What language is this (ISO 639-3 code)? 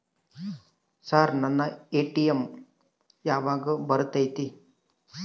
kan